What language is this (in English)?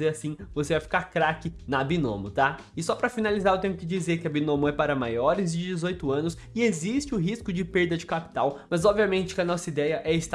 Portuguese